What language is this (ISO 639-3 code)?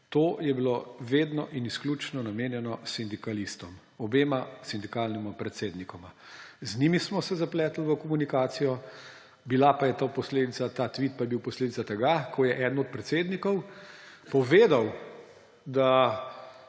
slv